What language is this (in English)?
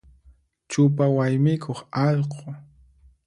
Puno Quechua